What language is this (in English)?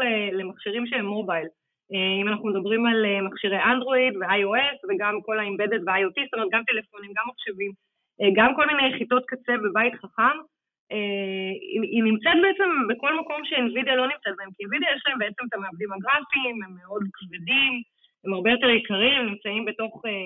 Hebrew